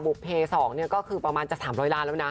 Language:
Thai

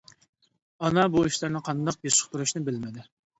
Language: Uyghur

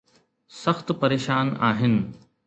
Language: Sindhi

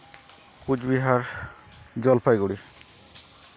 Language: Santali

